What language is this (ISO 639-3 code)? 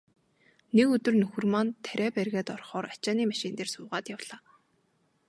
mon